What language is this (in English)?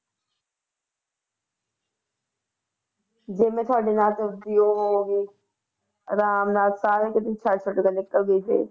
Punjabi